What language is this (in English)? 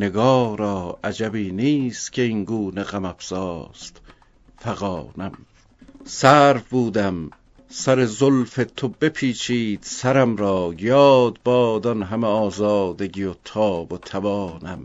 Persian